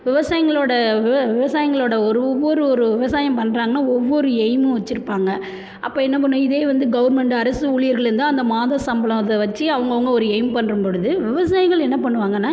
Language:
Tamil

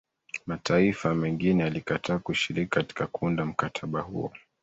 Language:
Swahili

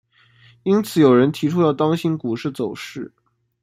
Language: Chinese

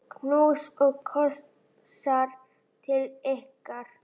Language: Icelandic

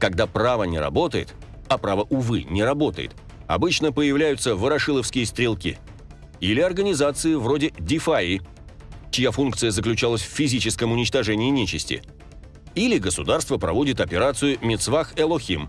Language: Russian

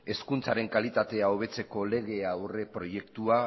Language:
Basque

